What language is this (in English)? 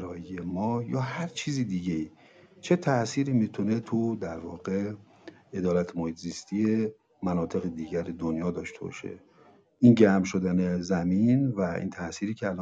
Persian